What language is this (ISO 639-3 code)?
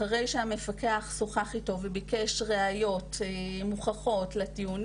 heb